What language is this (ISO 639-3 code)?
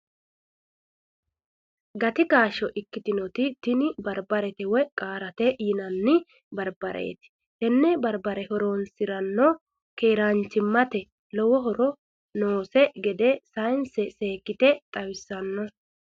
sid